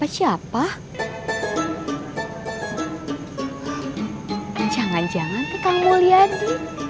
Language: Indonesian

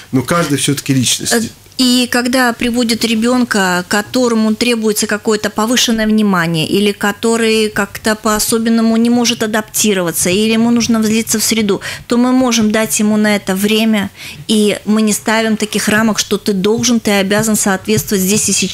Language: Russian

